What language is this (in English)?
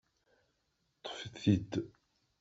Kabyle